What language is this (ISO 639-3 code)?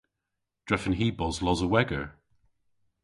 cor